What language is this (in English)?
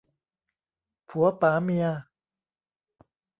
Thai